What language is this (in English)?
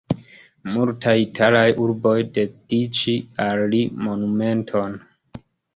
Esperanto